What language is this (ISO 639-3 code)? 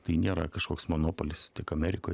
lit